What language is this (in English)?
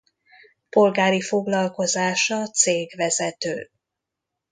Hungarian